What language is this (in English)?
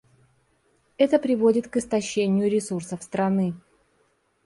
Russian